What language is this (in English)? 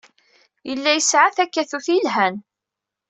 Kabyle